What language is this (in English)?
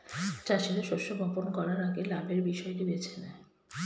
Bangla